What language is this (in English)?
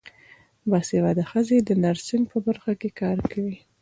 Pashto